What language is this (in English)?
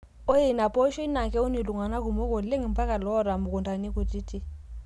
Masai